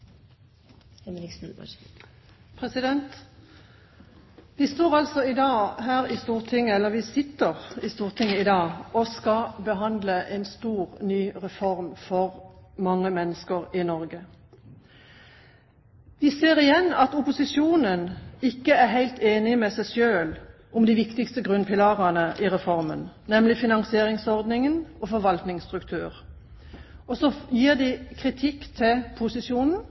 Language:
Norwegian Bokmål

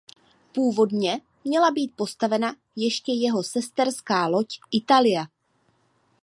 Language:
Czech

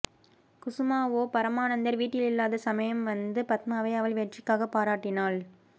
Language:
Tamil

